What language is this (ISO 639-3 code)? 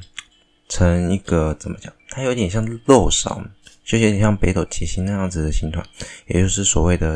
zho